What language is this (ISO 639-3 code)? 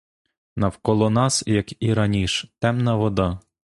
ukr